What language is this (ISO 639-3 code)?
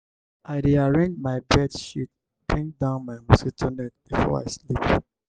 pcm